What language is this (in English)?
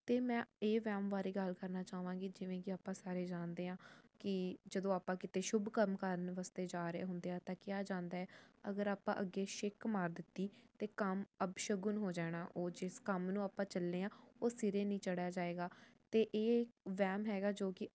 Punjabi